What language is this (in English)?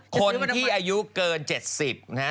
Thai